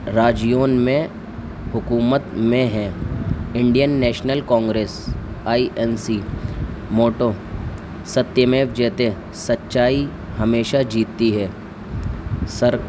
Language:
Urdu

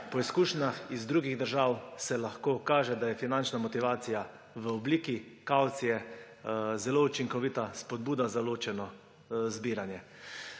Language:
Slovenian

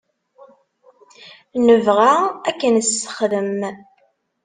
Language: Kabyle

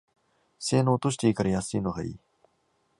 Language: Japanese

